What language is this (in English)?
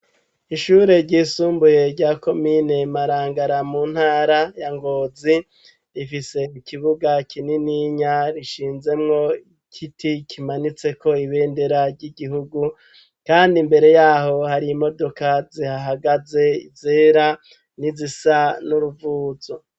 Rundi